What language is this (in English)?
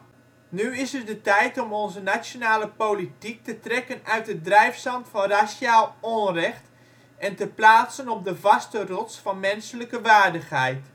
Dutch